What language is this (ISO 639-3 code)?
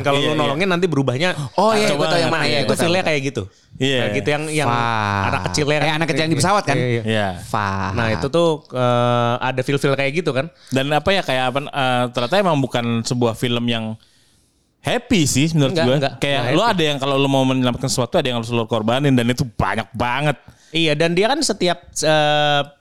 ind